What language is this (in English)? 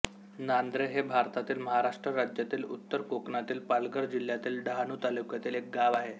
Marathi